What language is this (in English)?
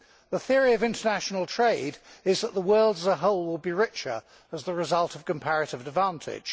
English